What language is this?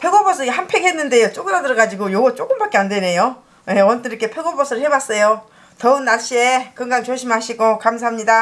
Korean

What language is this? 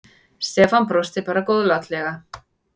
Icelandic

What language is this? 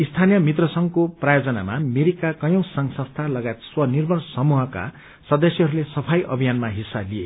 Nepali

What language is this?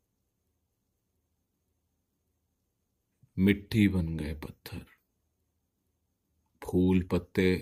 Hindi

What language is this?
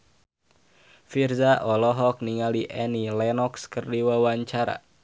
Sundanese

